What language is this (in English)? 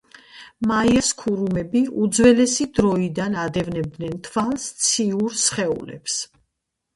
Georgian